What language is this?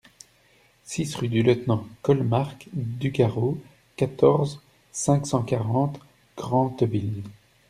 French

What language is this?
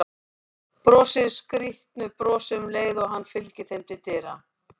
Icelandic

